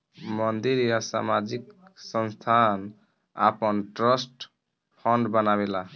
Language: Bhojpuri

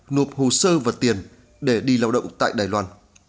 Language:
Vietnamese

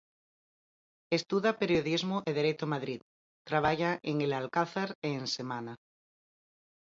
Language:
Galician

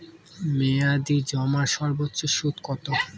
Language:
Bangla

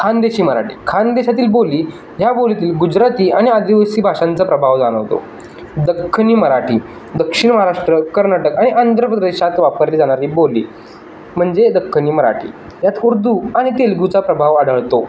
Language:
Marathi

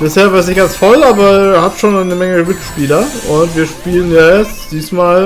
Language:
German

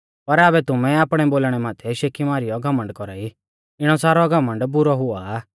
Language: Mahasu Pahari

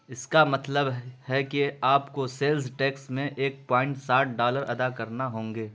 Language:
Urdu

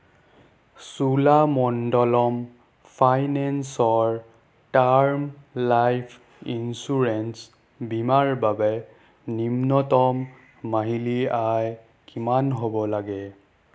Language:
Assamese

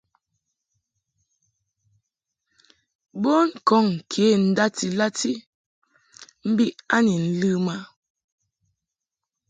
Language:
Mungaka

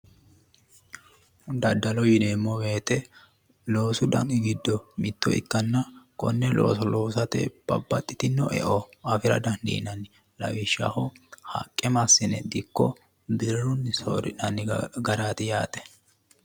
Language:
Sidamo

